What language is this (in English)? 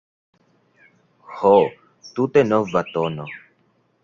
Esperanto